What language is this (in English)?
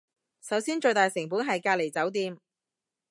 Cantonese